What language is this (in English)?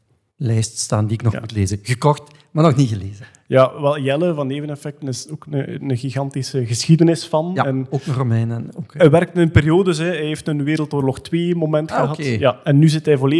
Dutch